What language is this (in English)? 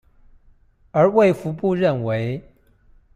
Chinese